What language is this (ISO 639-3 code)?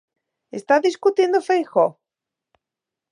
glg